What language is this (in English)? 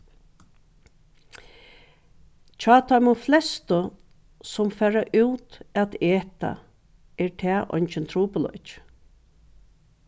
Faroese